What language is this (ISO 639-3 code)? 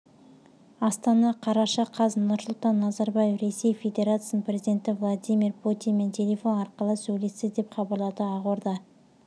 kaz